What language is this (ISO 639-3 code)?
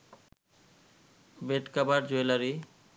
ben